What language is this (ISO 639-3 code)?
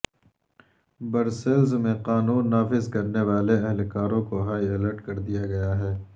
urd